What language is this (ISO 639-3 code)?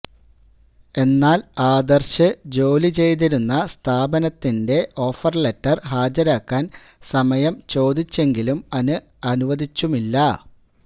mal